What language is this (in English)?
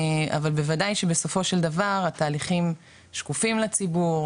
Hebrew